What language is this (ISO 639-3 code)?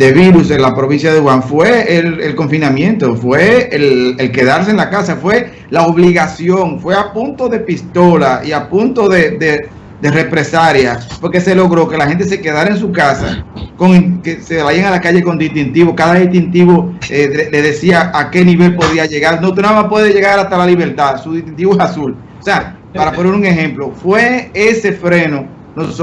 spa